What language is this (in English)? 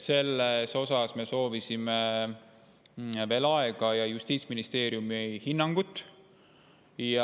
Estonian